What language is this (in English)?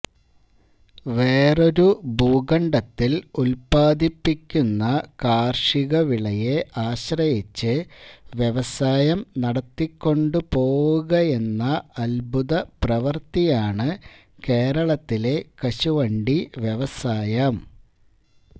Malayalam